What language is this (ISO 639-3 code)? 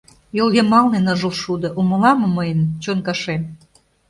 chm